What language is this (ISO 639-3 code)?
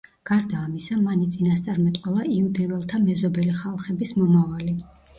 kat